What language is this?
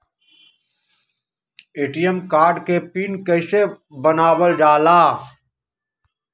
Magahi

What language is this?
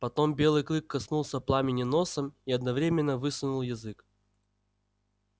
Russian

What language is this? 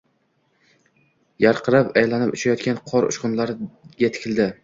Uzbek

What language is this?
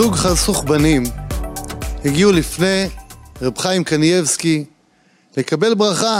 Hebrew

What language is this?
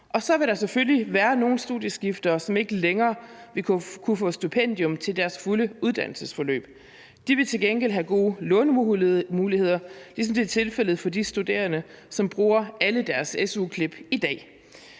Danish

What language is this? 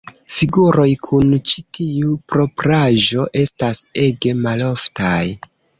Esperanto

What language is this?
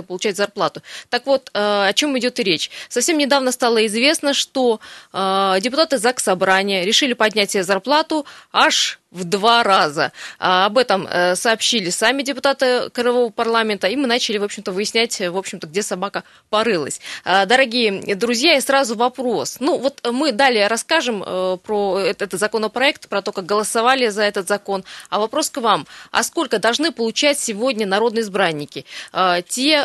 Russian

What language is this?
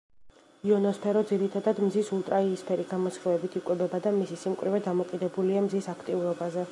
Georgian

